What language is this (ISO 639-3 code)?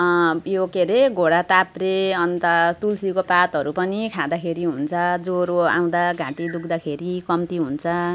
nep